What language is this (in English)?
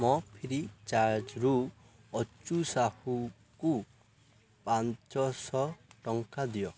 Odia